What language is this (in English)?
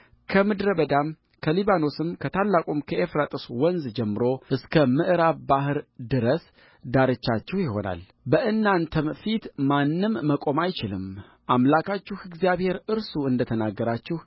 Amharic